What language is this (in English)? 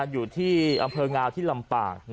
Thai